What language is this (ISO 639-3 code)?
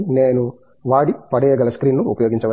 tel